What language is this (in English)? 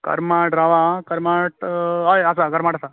Konkani